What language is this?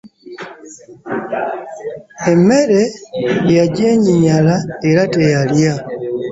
Ganda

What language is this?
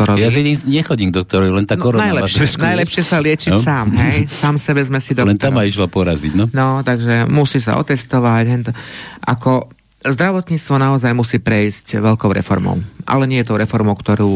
Slovak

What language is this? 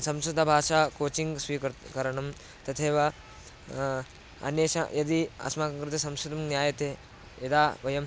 Sanskrit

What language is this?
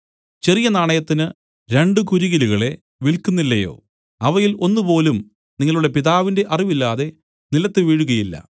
Malayalam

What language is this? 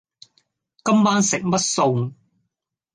Cantonese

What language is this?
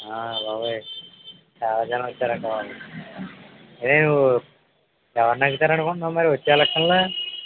Telugu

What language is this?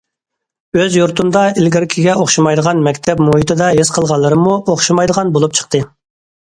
Uyghur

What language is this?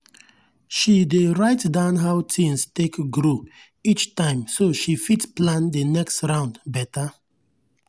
Nigerian Pidgin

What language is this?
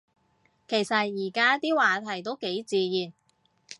Cantonese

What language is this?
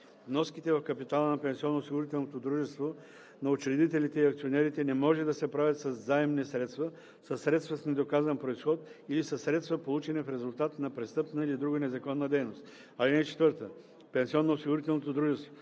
Bulgarian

